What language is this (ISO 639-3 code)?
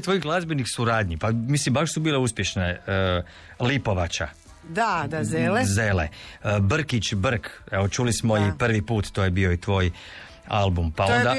hrv